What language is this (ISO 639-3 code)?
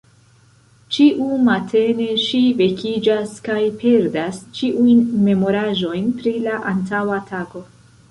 epo